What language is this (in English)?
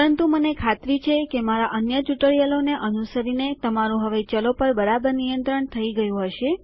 Gujarati